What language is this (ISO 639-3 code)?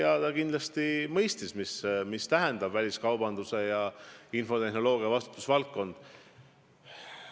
est